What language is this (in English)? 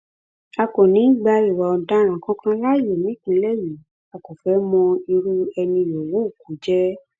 Yoruba